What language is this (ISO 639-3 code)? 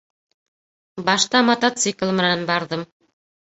bak